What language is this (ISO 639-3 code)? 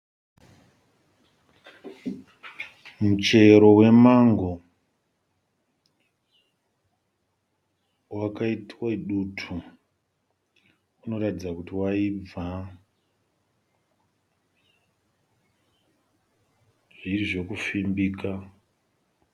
sna